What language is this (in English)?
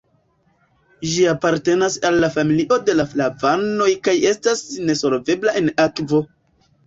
Esperanto